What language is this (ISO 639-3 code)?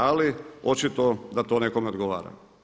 hrv